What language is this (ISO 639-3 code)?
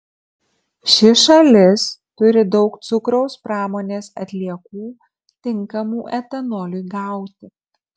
lit